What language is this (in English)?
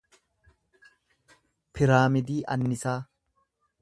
Oromo